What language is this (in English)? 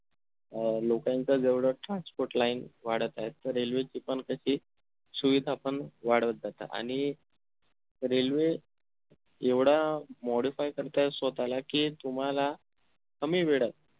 Marathi